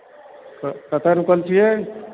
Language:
Maithili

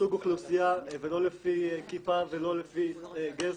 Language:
Hebrew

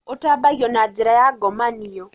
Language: Kikuyu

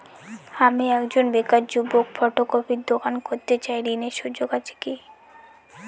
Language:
Bangla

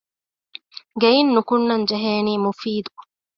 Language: Divehi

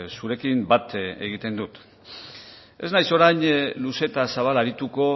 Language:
Basque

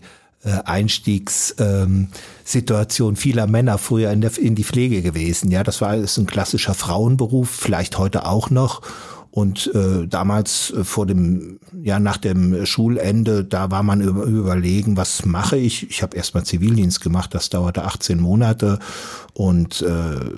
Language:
German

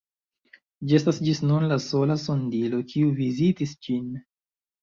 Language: Esperanto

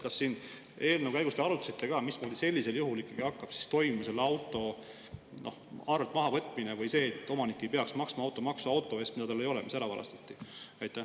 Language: Estonian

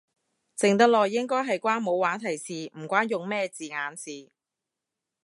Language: Cantonese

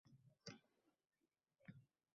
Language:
Uzbek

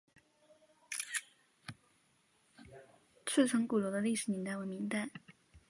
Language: Chinese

